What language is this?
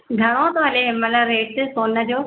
Sindhi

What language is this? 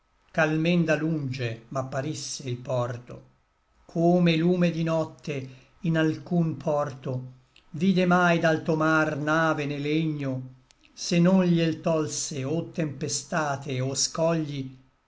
Italian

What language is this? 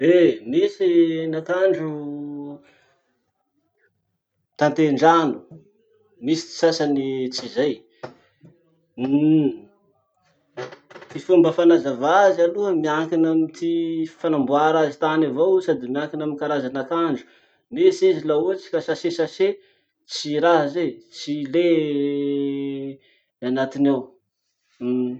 Masikoro Malagasy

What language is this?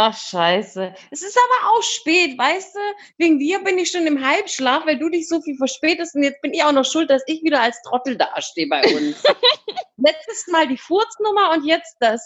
German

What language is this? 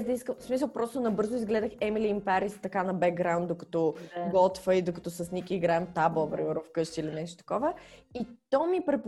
Bulgarian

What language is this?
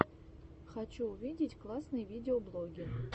Russian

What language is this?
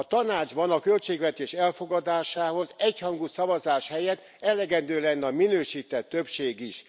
Hungarian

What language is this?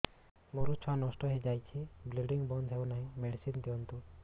Odia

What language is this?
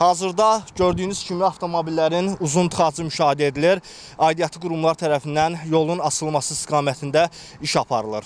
Turkish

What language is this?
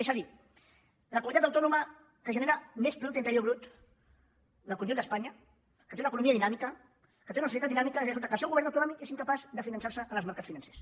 Catalan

